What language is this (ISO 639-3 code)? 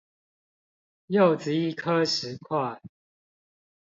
zho